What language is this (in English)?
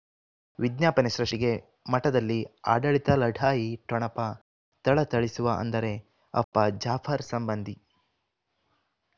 Kannada